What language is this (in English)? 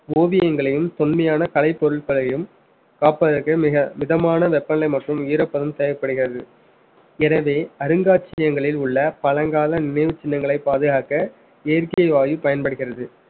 Tamil